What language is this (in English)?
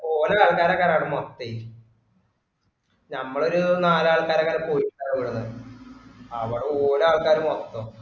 Malayalam